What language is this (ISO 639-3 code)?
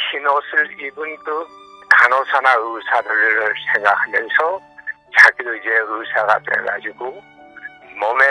kor